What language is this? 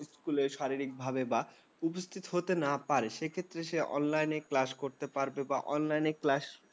Bangla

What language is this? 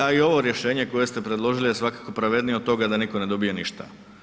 Croatian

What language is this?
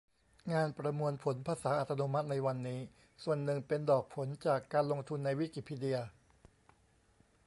Thai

